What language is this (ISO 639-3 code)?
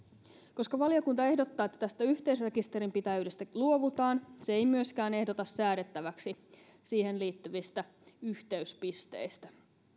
fin